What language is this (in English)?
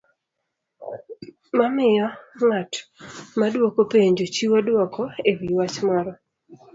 Luo (Kenya and Tanzania)